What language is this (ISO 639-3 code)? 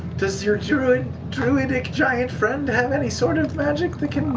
eng